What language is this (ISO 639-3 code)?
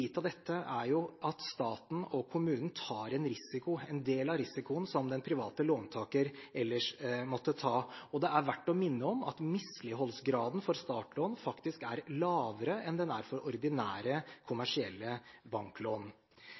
nob